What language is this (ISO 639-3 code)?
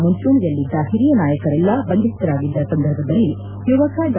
kan